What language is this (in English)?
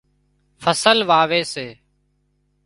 Wadiyara Koli